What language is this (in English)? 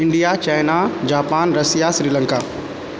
Maithili